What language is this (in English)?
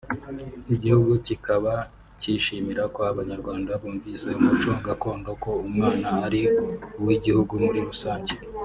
Kinyarwanda